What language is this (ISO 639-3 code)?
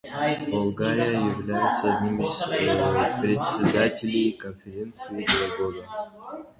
rus